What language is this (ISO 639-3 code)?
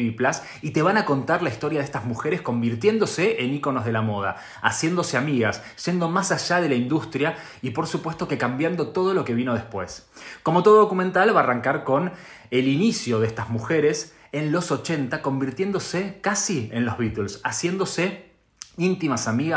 spa